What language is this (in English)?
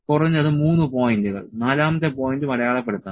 Malayalam